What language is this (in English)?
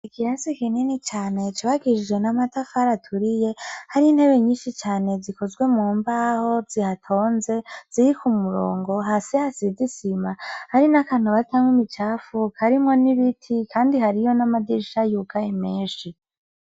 Rundi